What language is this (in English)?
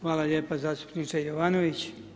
Croatian